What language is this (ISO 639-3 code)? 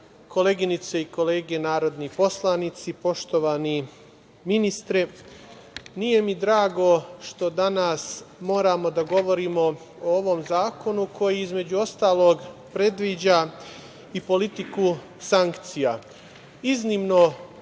srp